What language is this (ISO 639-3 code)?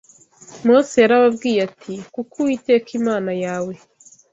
kin